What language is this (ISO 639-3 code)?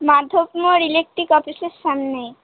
ben